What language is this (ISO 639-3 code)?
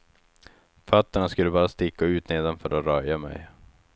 swe